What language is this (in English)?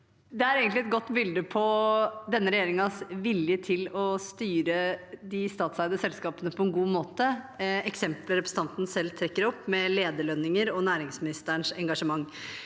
Norwegian